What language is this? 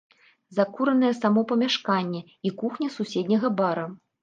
Belarusian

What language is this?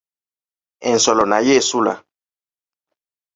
Ganda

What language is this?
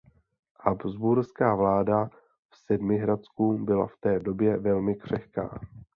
Czech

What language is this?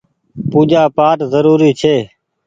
Goaria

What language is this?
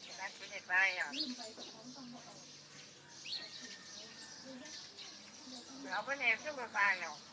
Thai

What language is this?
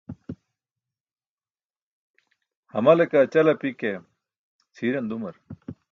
Burushaski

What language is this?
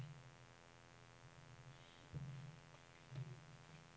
Norwegian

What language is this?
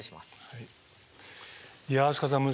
Japanese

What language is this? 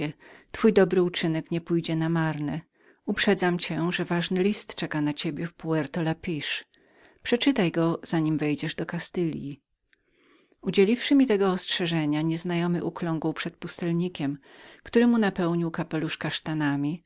Polish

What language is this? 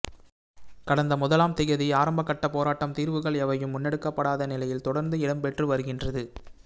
Tamil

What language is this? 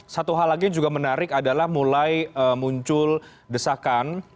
Indonesian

